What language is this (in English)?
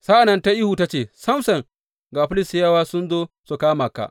Hausa